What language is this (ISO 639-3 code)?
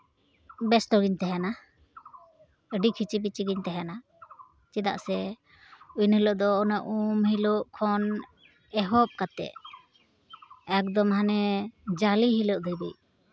sat